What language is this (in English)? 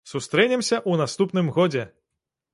Belarusian